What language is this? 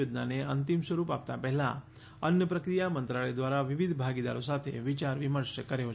Gujarati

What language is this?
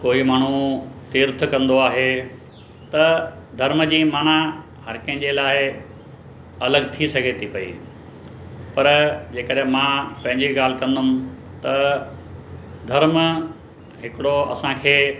Sindhi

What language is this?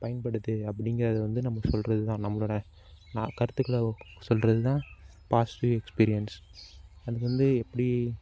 Tamil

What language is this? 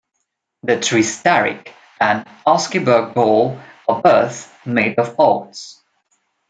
English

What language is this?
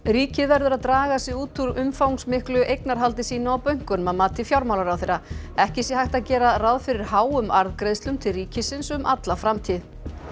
Icelandic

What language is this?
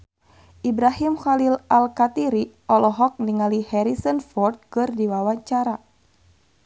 Sundanese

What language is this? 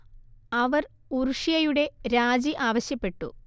Malayalam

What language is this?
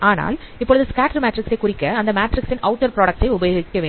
Tamil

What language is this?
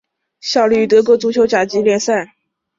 Chinese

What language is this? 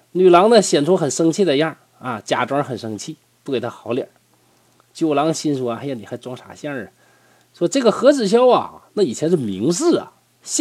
Chinese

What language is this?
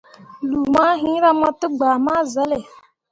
Mundang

